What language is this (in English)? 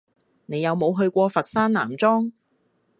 Cantonese